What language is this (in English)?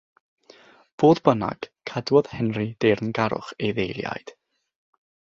Welsh